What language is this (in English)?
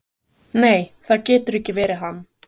Icelandic